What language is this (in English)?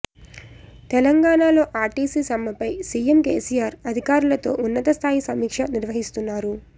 Telugu